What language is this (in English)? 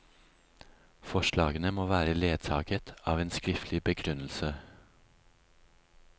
Norwegian